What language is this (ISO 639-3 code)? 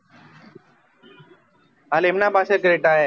guj